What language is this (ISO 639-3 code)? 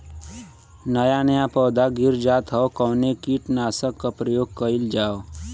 bho